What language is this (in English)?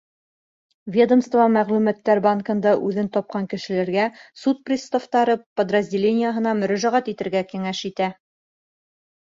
Bashkir